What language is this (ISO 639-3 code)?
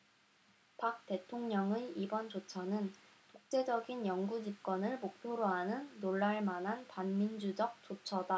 kor